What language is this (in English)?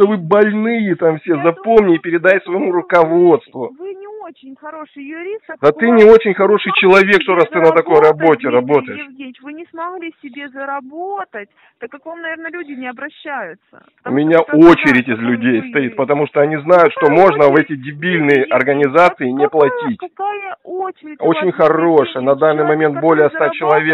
Russian